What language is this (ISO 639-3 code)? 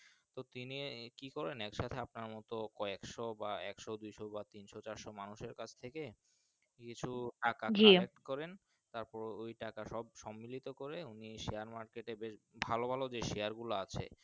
ben